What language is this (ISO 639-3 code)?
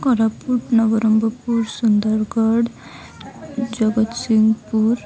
ori